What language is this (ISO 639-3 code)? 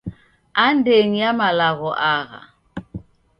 dav